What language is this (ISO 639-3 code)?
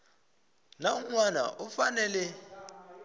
tso